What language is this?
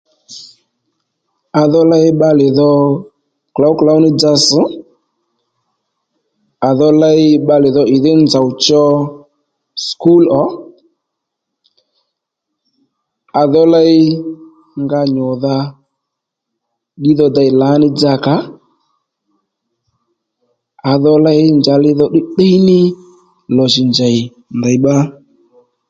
Lendu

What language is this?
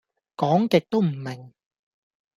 Cantonese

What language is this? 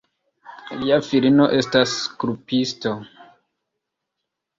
Esperanto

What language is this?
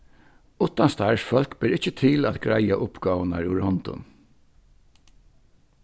Faroese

